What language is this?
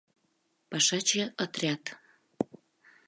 Mari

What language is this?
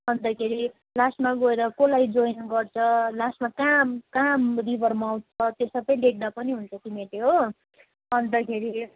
Nepali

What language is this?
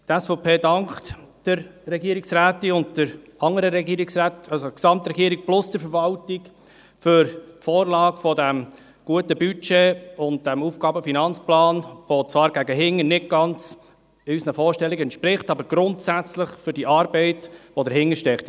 Swiss German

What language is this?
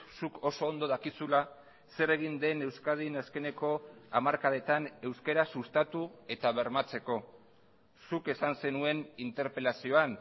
Basque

